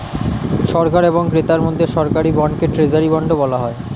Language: Bangla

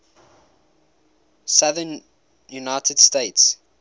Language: English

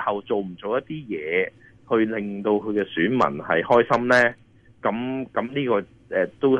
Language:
Chinese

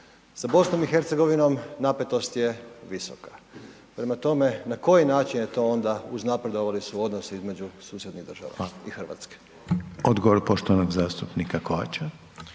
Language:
Croatian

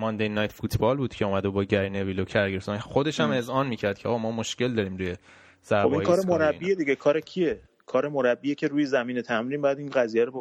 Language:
Persian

